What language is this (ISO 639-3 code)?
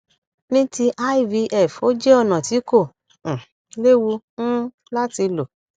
yor